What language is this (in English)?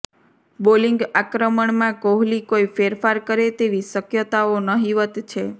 Gujarati